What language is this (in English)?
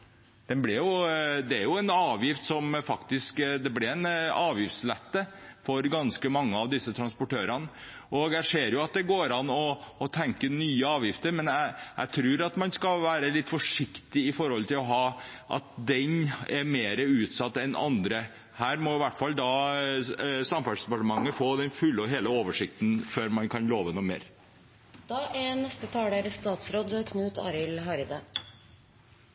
Norwegian